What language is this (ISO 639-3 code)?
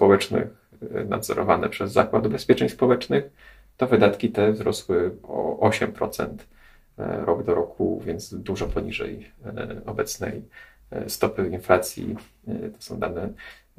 pol